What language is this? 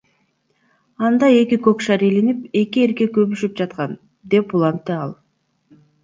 Kyrgyz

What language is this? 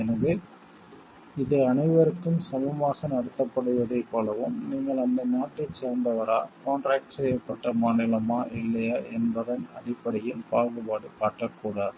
Tamil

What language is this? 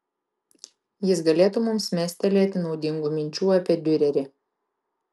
Lithuanian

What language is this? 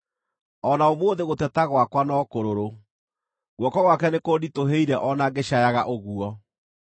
Kikuyu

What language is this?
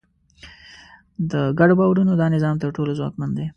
Pashto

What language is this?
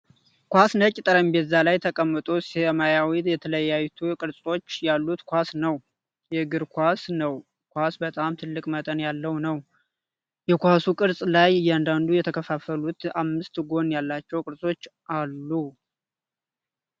Amharic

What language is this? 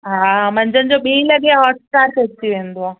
Sindhi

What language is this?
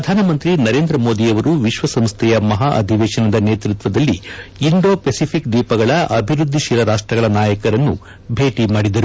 Kannada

